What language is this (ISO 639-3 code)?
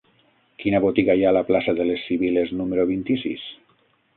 cat